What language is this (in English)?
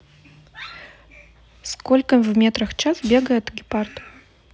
Russian